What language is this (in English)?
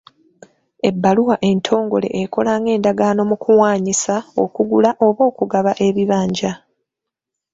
Ganda